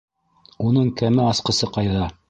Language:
Bashkir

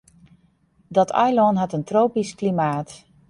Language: Western Frisian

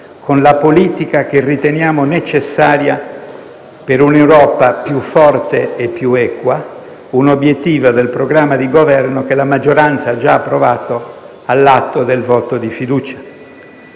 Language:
Italian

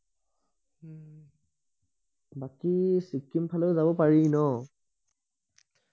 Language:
Assamese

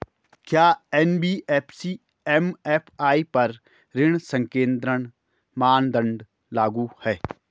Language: Hindi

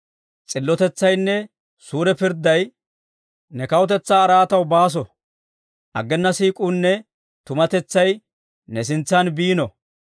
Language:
Dawro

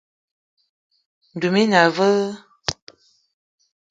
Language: Eton (Cameroon)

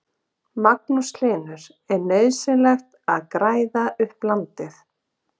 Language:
Icelandic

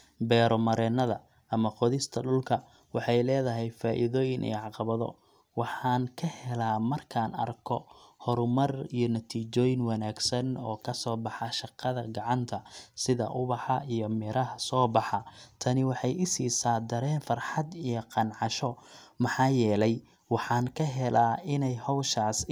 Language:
Somali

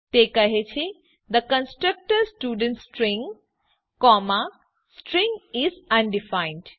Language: Gujarati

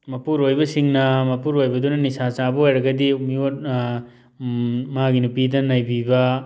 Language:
Manipuri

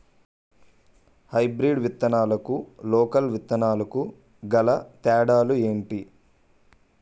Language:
Telugu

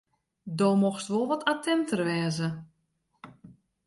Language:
Western Frisian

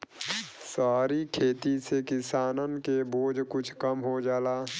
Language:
Bhojpuri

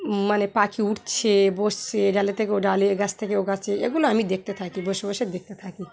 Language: Bangla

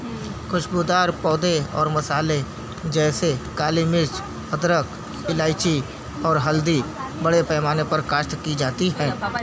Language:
Urdu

